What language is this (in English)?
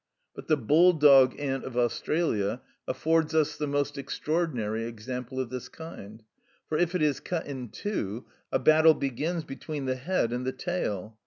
English